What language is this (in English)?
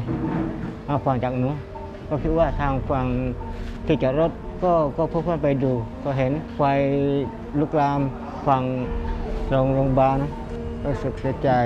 Thai